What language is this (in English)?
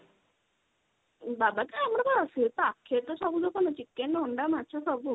Odia